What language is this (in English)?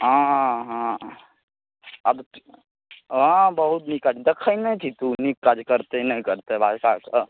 Maithili